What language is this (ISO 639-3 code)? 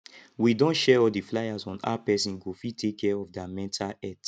pcm